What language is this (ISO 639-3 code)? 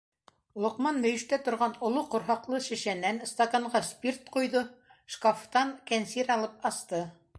bak